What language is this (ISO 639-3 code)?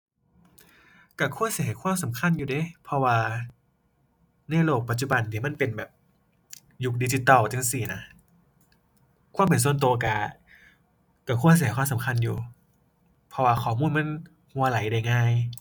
tha